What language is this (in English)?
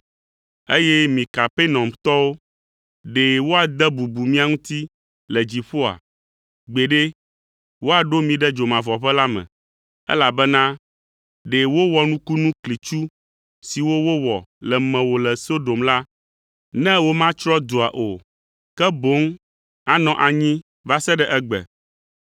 Ewe